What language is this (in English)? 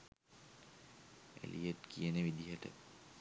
Sinhala